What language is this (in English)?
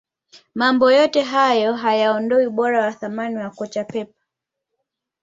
Swahili